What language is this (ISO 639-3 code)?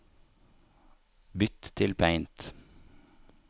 nor